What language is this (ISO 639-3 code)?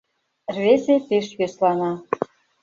chm